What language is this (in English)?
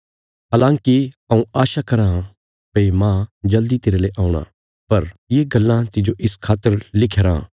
Bilaspuri